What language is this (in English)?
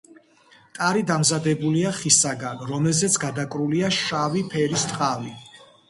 Georgian